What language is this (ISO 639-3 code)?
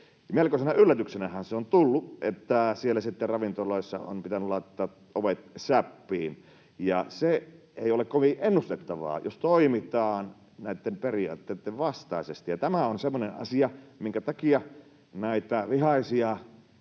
fin